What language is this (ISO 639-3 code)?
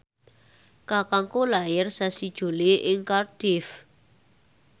jav